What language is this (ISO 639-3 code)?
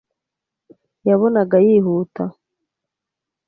kin